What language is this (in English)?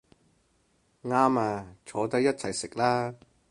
Cantonese